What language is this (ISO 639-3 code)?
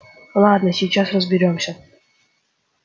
rus